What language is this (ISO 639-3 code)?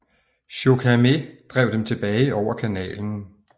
dan